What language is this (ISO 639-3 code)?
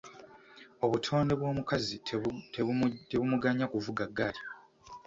lug